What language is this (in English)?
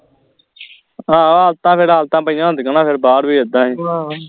Punjabi